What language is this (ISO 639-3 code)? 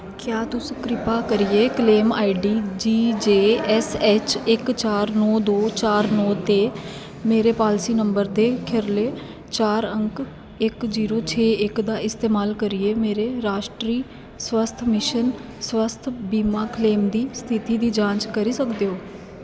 doi